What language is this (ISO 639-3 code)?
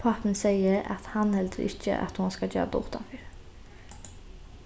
fao